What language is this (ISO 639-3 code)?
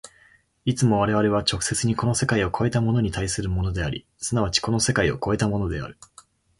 jpn